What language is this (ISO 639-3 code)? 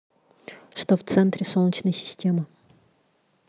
rus